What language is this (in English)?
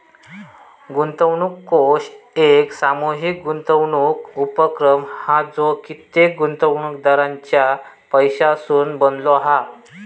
Marathi